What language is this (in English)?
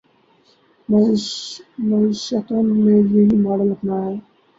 Urdu